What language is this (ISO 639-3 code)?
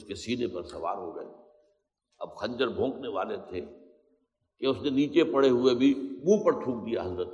urd